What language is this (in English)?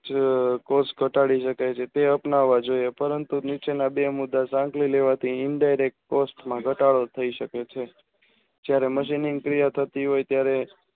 Gujarati